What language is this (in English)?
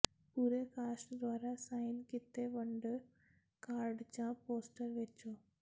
Punjabi